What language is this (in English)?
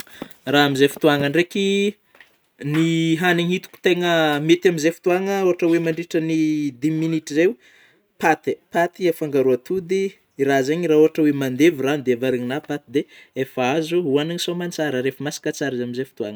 Northern Betsimisaraka Malagasy